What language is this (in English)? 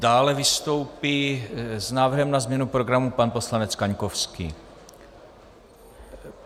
Czech